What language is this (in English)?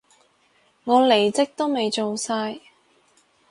Cantonese